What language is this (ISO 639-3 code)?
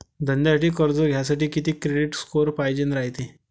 mar